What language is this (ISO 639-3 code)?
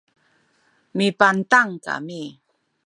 szy